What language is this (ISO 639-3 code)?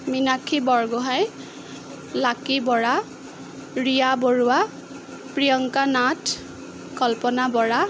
asm